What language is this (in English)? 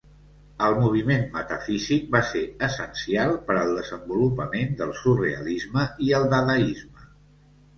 Catalan